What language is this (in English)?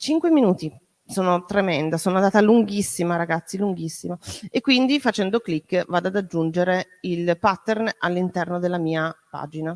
Italian